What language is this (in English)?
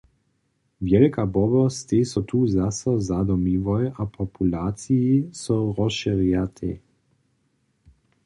Upper Sorbian